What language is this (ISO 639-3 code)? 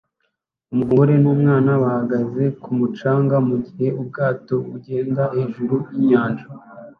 kin